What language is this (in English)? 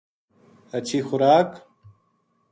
Gujari